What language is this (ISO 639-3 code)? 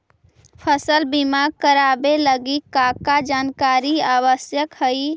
mag